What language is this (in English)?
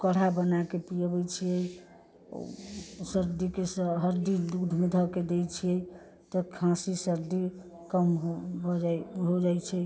Maithili